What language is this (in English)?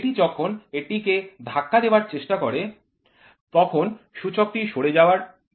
Bangla